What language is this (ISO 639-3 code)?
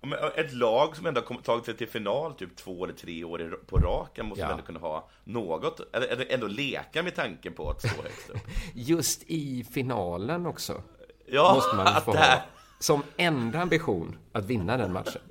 swe